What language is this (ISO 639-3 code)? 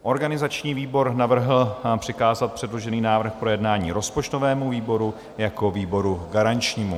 ces